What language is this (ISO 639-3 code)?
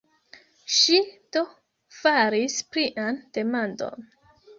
epo